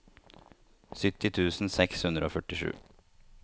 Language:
Norwegian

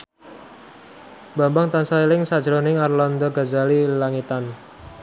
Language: Javanese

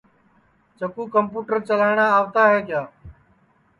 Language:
Sansi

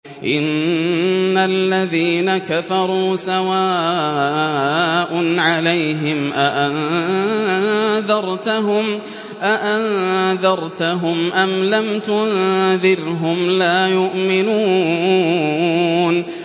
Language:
Arabic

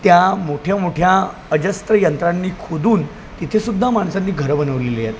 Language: Marathi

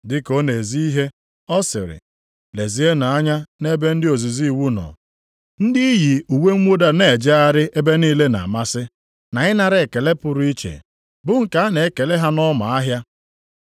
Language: Igbo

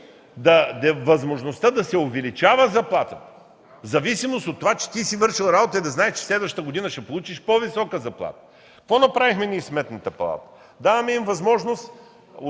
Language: Bulgarian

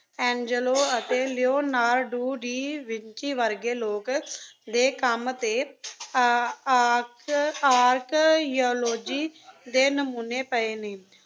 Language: Punjabi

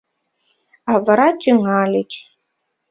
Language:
Mari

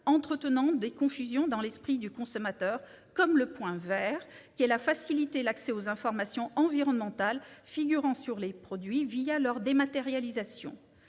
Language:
French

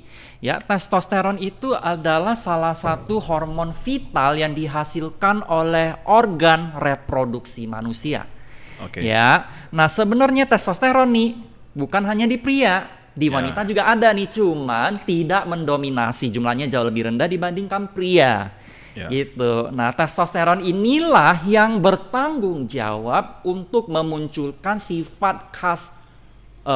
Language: Indonesian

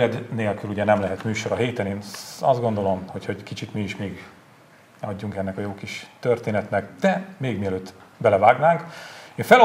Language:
Hungarian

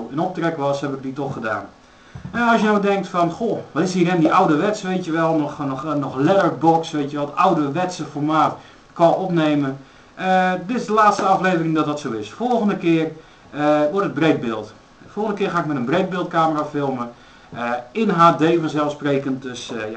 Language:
Dutch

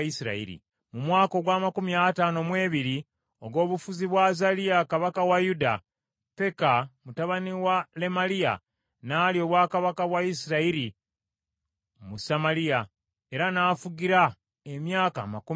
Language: Ganda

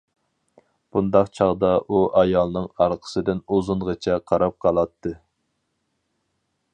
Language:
Uyghur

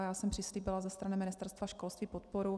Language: Czech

